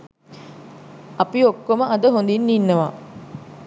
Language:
Sinhala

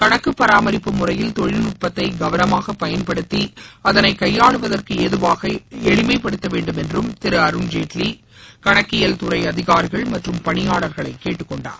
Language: Tamil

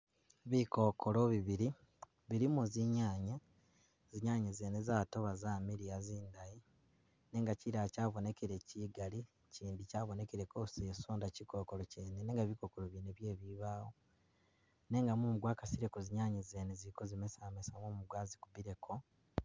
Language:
Masaaba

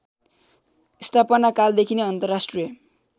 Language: Nepali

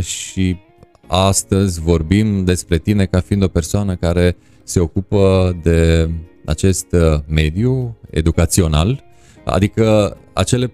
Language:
Romanian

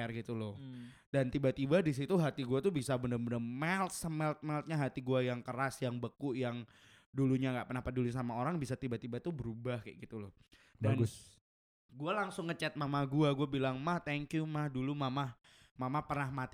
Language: Indonesian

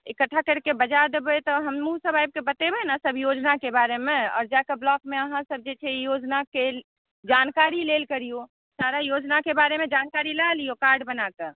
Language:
Maithili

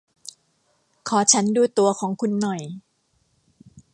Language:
Thai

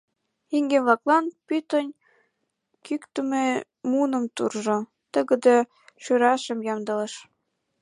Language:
Mari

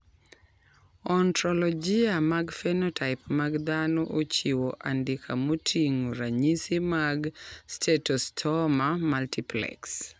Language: Luo (Kenya and Tanzania)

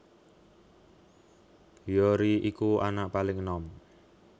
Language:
Javanese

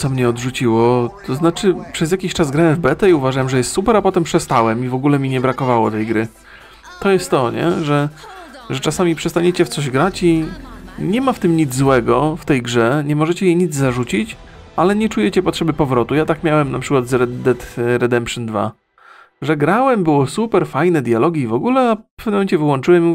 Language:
Polish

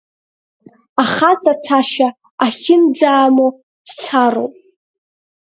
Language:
Abkhazian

